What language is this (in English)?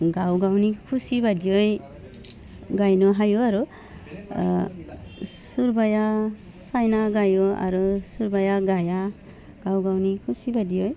Bodo